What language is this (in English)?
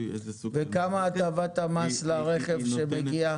Hebrew